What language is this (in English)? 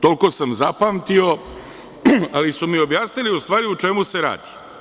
Serbian